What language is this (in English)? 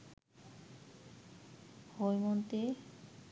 Bangla